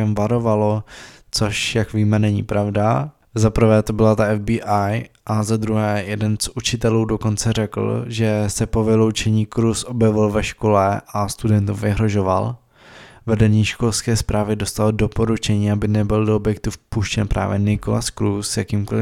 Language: Czech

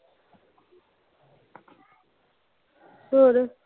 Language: Punjabi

